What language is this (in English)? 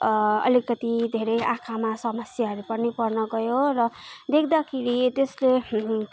Nepali